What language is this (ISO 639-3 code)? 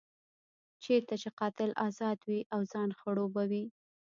pus